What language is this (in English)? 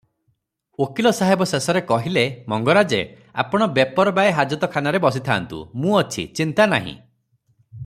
Odia